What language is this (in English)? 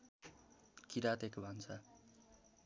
Nepali